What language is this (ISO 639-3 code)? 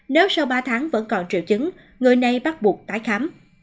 vie